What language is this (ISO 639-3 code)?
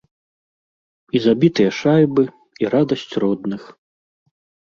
bel